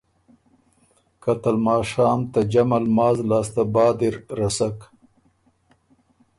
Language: Ormuri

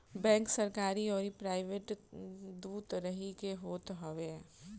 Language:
Bhojpuri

